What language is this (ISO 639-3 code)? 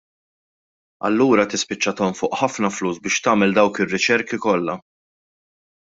mlt